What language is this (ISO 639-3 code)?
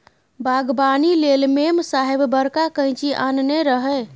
mai